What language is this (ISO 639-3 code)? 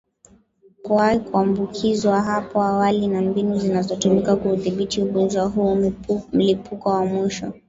swa